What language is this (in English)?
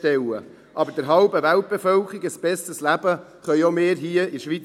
Swiss German